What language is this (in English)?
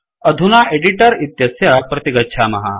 Sanskrit